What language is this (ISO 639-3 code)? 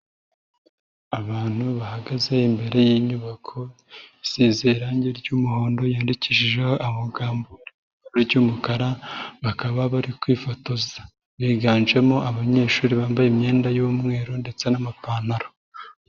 kin